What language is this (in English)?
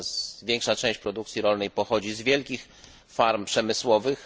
Polish